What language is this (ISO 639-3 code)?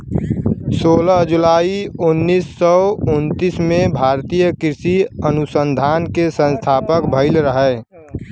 bho